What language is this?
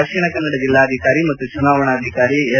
Kannada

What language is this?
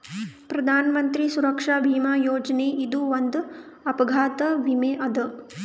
Kannada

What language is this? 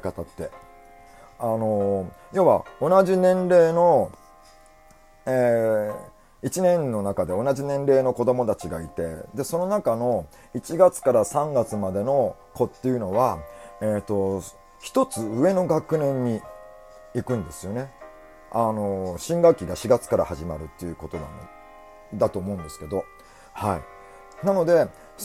Japanese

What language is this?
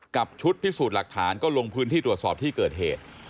Thai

